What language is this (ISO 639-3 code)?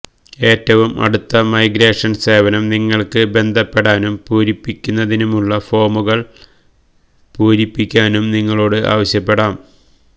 mal